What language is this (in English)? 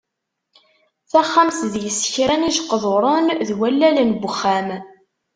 Kabyle